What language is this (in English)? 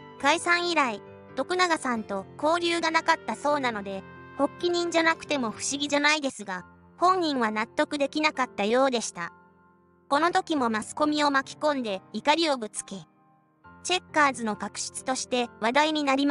Japanese